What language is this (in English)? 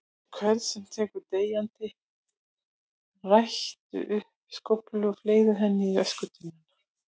Icelandic